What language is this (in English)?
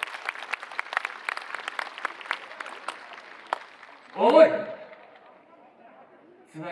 Japanese